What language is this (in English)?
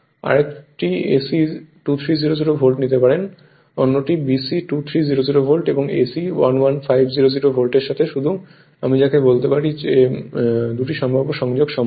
Bangla